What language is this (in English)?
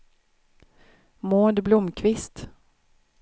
Swedish